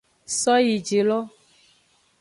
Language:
Aja (Benin)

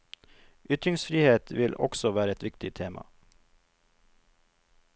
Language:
Norwegian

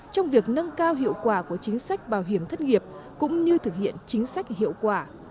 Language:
Vietnamese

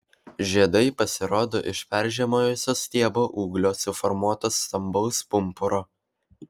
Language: Lithuanian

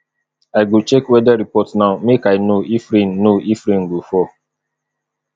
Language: Nigerian Pidgin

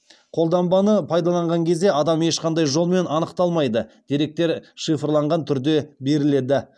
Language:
Kazakh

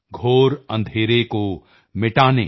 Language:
Punjabi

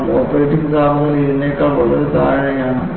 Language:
Malayalam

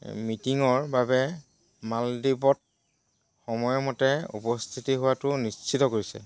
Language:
Assamese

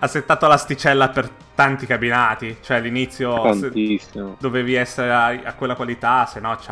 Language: Italian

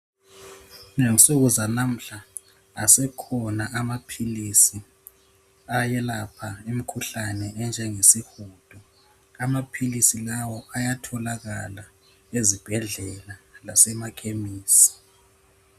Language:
North Ndebele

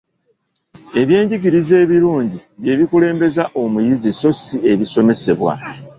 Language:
Ganda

